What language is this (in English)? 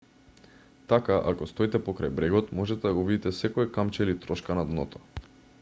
Macedonian